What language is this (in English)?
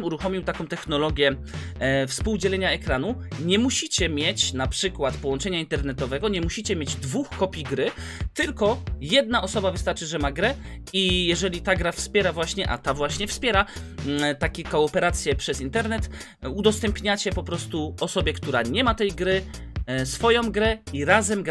Polish